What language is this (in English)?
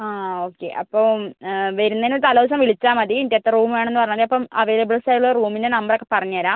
Malayalam